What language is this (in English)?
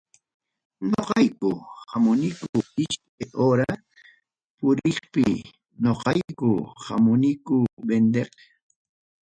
Ayacucho Quechua